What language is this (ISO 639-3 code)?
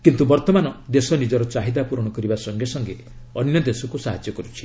ori